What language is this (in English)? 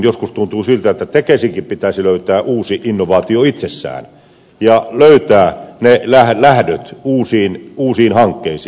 Finnish